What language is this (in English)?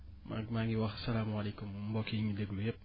Wolof